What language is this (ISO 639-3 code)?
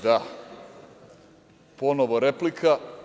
srp